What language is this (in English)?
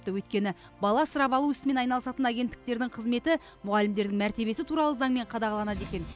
Kazakh